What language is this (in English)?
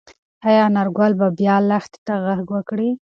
Pashto